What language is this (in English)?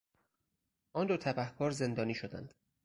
Persian